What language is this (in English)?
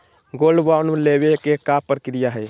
Magahi